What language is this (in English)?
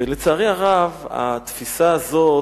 Hebrew